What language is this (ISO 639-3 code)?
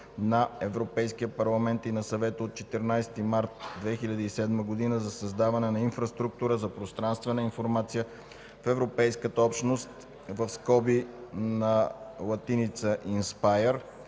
bul